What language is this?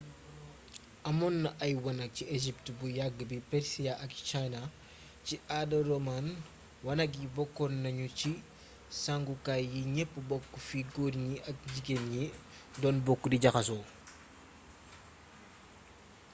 Wolof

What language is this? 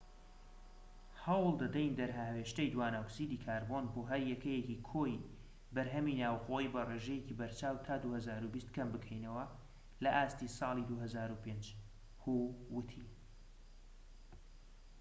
Central Kurdish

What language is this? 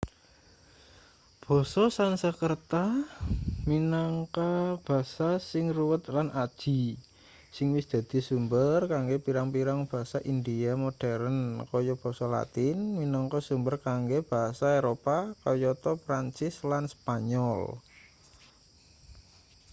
Javanese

